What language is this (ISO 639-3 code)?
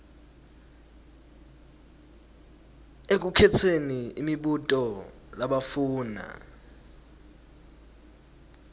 ssw